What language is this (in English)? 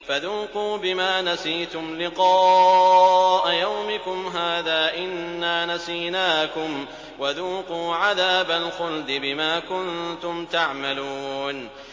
Arabic